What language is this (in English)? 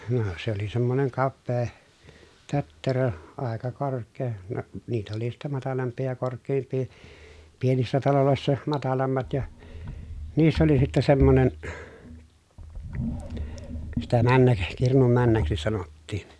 Finnish